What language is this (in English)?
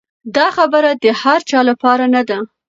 Pashto